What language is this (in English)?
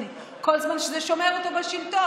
Hebrew